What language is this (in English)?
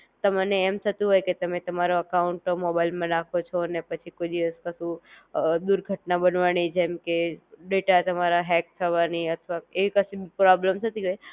Gujarati